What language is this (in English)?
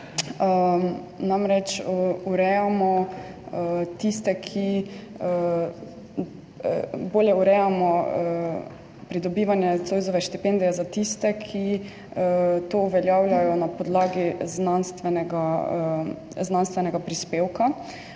Slovenian